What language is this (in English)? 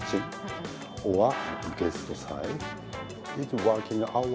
Indonesian